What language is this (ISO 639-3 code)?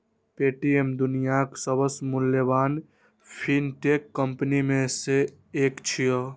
mai